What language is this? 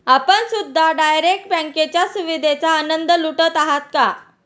Marathi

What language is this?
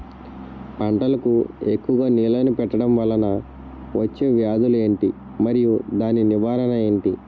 Telugu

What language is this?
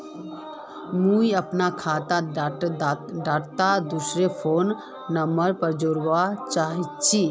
Magahi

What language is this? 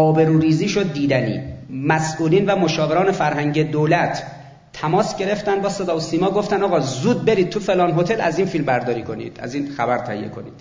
Persian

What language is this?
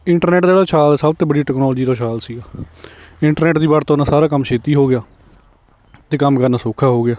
Punjabi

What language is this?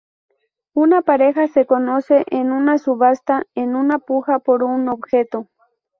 Spanish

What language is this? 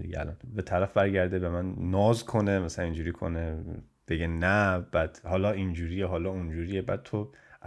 Persian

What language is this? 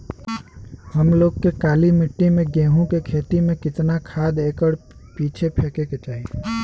Bhojpuri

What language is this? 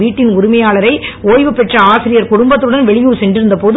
Tamil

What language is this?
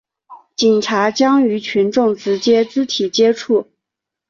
Chinese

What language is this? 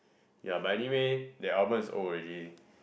English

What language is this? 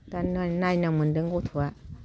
Bodo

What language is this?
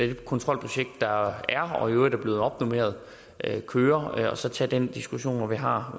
Danish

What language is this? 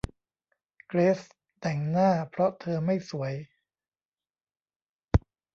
Thai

